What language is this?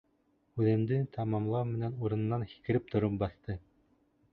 Bashkir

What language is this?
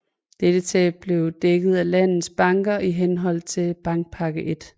Danish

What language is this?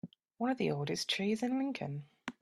English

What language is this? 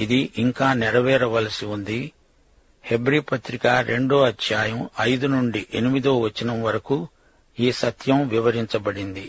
Telugu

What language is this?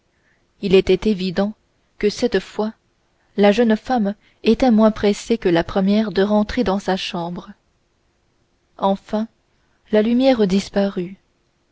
French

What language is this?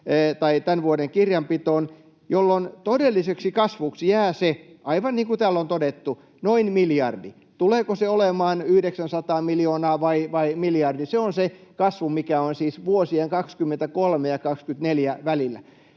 Finnish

